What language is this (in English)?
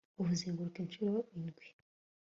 Kinyarwanda